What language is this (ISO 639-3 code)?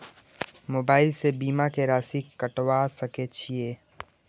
mai